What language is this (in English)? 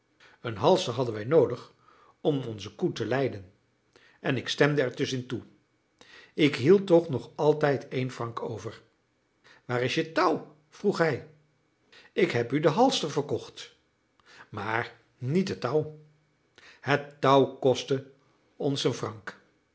Dutch